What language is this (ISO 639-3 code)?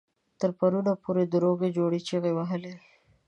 pus